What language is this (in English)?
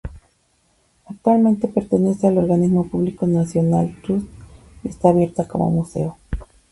Spanish